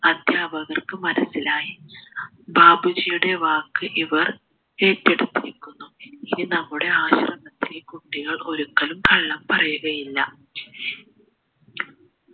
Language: Malayalam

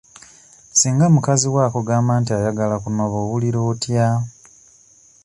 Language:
Ganda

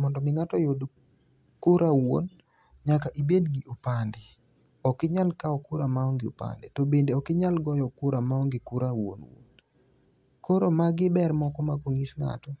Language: Luo (Kenya and Tanzania)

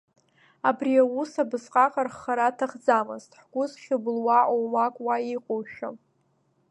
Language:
Abkhazian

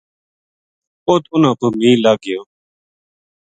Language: Gujari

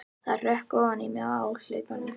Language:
Icelandic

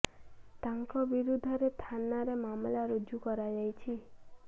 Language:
Odia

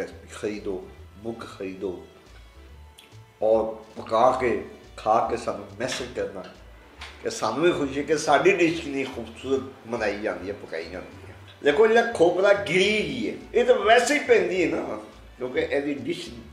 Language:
Punjabi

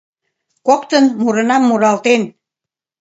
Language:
Mari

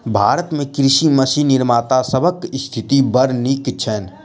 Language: Maithili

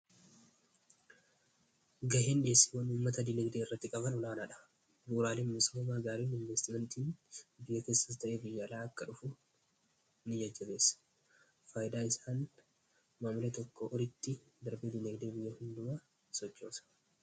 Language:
Oromo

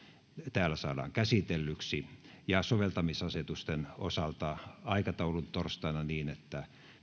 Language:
Finnish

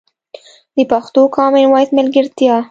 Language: Pashto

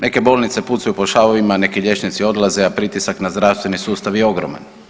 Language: Croatian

